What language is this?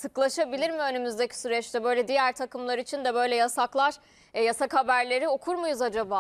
Turkish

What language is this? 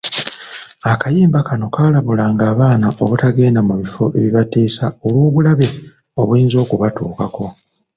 Ganda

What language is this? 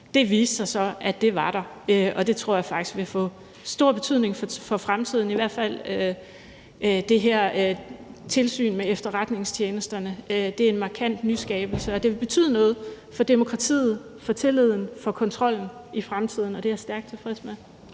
Danish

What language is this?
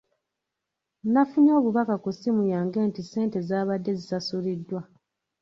Ganda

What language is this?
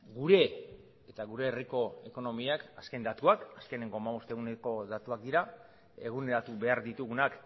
Basque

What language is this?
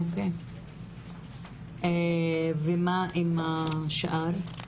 Hebrew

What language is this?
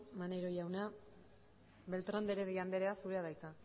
Basque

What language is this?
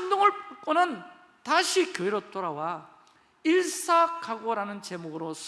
Korean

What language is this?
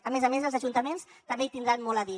Catalan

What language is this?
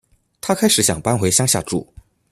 Chinese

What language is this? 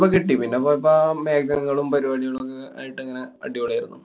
Malayalam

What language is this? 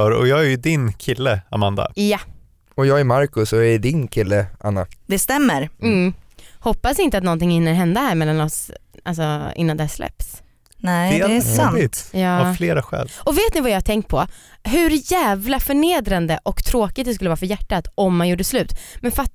Swedish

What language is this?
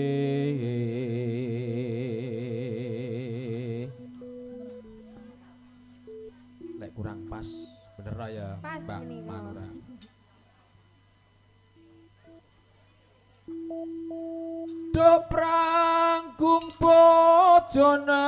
Indonesian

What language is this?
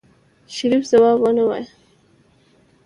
Pashto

